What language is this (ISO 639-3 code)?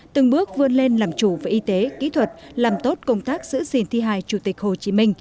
vie